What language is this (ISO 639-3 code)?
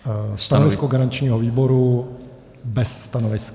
ces